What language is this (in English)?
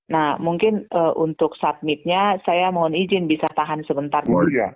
Indonesian